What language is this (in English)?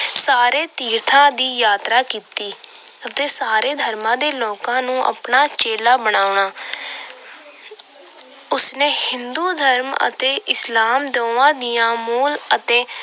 Punjabi